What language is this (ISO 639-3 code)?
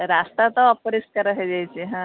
ori